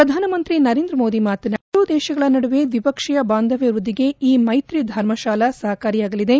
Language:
Kannada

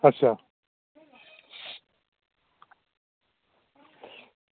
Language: Dogri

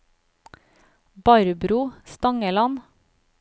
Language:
Norwegian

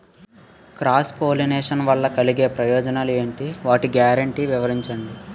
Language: Telugu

